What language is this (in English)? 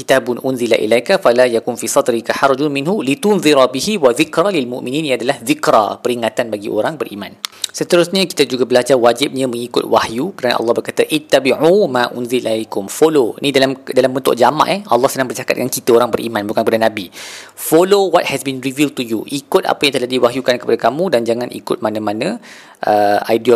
Malay